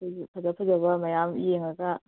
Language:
Manipuri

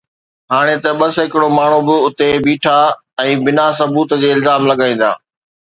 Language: Sindhi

